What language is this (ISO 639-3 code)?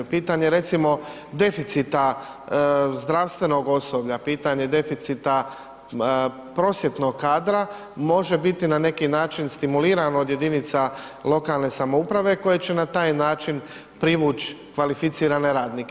hrv